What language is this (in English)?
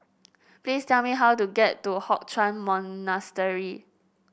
English